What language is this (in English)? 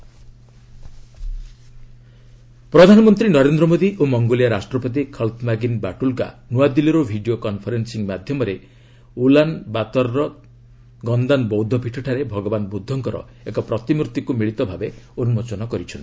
Odia